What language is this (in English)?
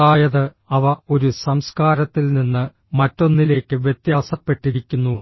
Malayalam